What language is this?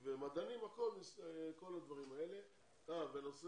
Hebrew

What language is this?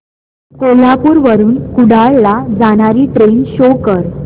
Marathi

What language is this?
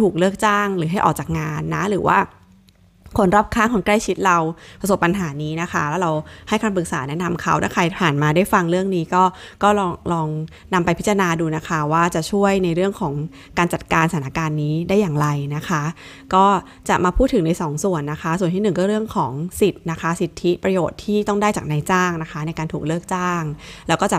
Thai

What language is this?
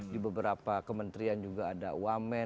Indonesian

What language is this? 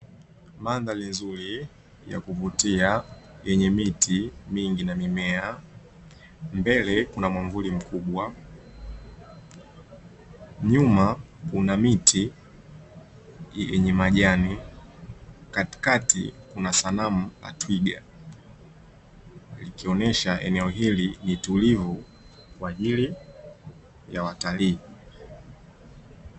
Swahili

